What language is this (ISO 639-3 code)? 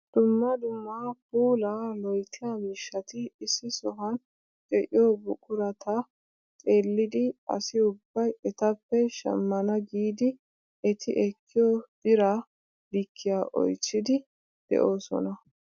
wal